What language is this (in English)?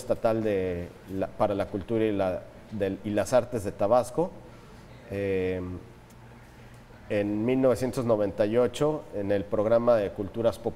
Spanish